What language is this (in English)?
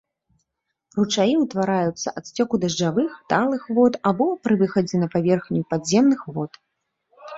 Belarusian